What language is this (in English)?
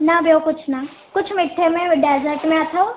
Sindhi